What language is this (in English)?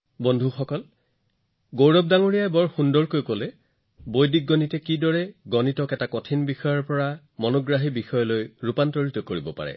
Assamese